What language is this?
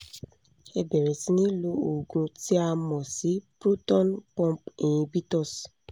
Yoruba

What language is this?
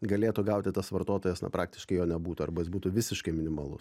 Lithuanian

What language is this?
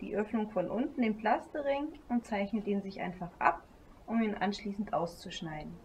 German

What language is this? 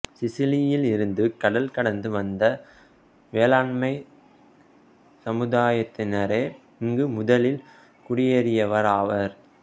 Tamil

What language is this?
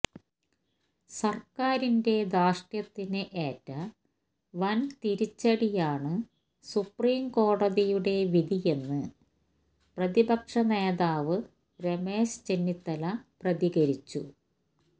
Malayalam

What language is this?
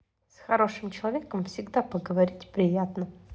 Russian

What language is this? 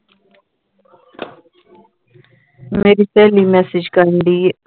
Punjabi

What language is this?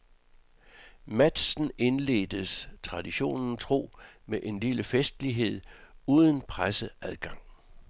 Danish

